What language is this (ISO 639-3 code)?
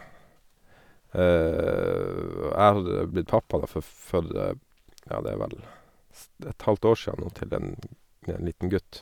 nor